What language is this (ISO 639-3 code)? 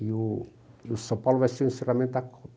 por